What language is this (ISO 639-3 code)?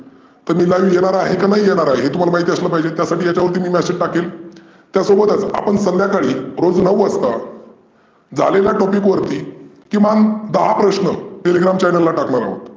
mar